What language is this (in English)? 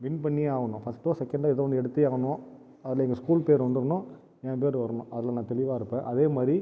Tamil